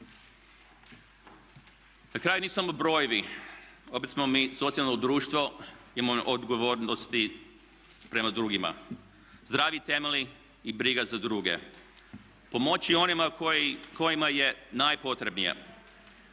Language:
Croatian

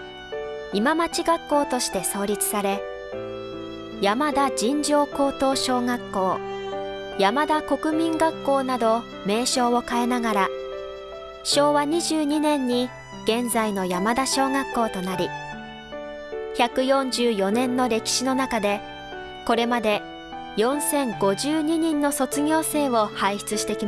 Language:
Japanese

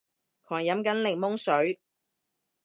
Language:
Cantonese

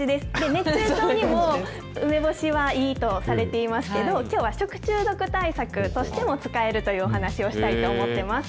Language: Japanese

